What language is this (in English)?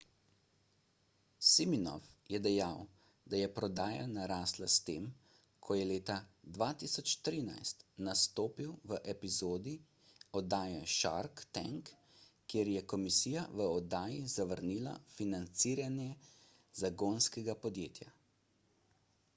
Slovenian